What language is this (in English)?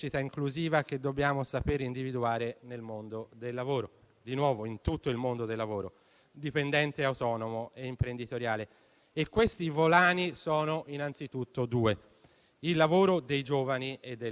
Italian